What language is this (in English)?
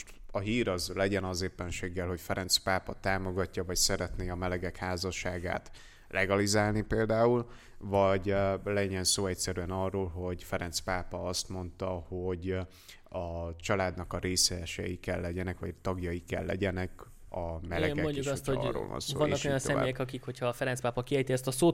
Hungarian